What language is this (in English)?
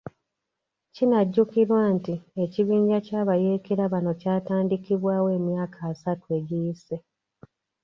Ganda